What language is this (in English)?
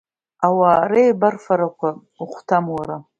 Abkhazian